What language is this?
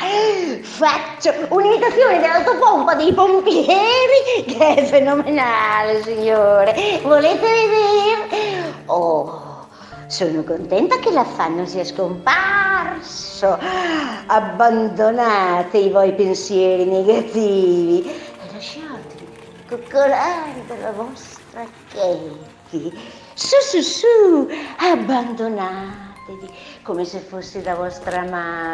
Italian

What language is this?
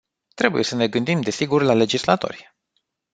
Romanian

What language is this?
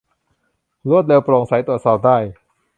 Thai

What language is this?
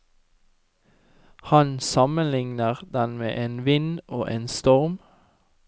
Norwegian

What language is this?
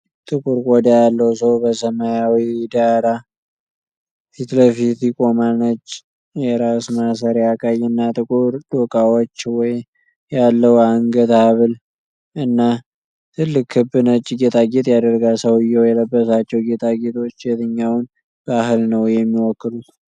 Amharic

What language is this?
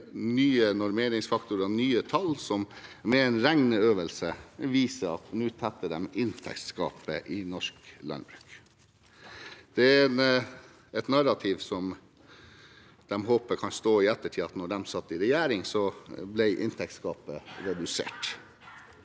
Norwegian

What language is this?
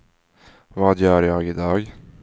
Swedish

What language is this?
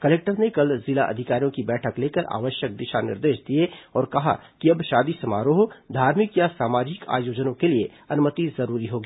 Hindi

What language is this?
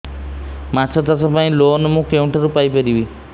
Odia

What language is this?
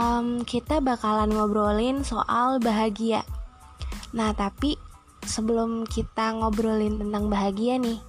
Indonesian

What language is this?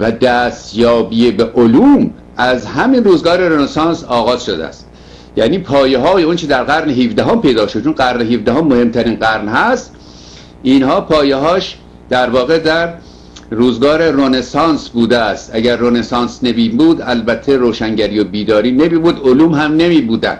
Persian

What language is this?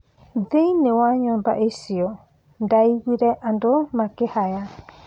Kikuyu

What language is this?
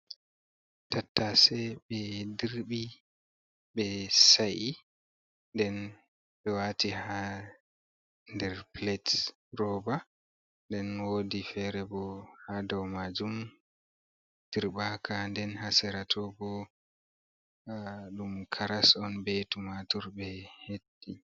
Fula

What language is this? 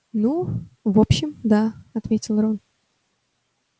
Russian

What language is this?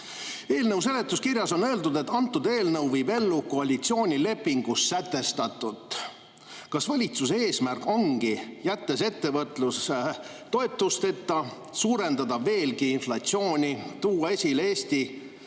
Estonian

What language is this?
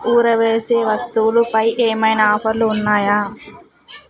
Telugu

